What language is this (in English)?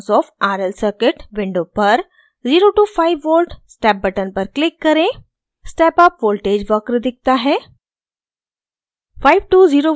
Hindi